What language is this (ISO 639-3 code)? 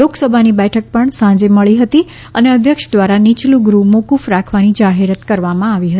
guj